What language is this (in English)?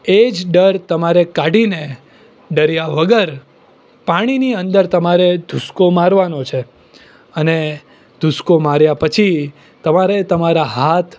Gujarati